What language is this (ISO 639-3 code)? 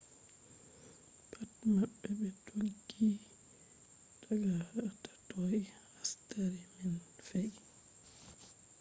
ful